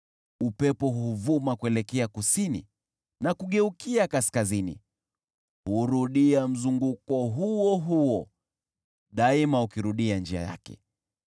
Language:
Swahili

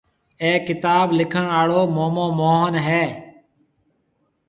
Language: Marwari (Pakistan)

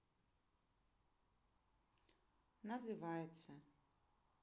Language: Russian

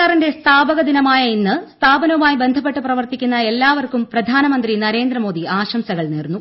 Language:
Malayalam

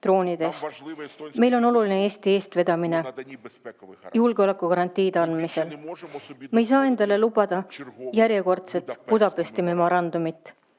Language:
Estonian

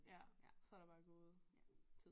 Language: Danish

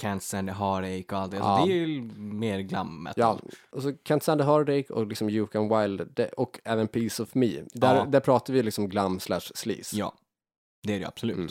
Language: Swedish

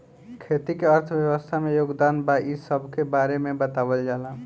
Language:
Bhojpuri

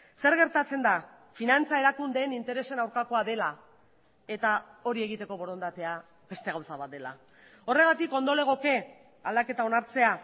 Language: Basque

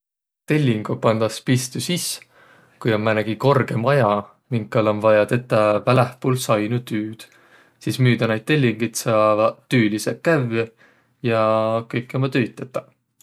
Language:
Võro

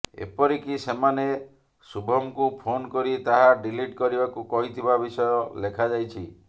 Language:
Odia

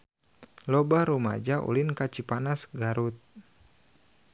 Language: Sundanese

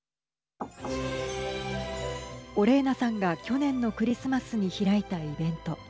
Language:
Japanese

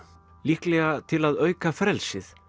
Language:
Icelandic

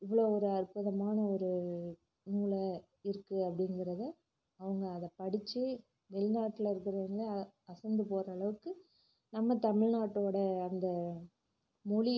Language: Tamil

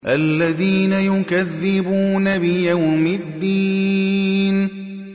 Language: Arabic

